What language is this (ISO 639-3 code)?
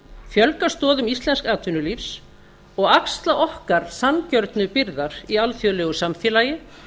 isl